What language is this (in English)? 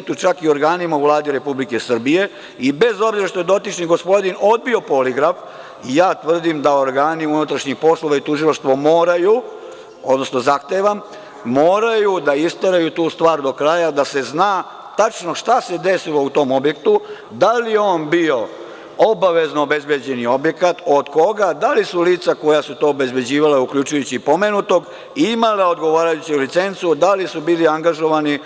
Serbian